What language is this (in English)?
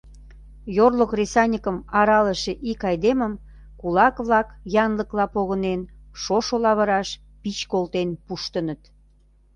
Mari